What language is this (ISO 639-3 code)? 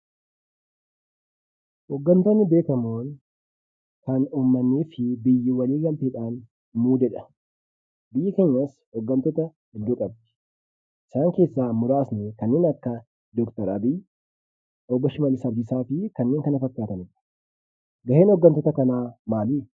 orm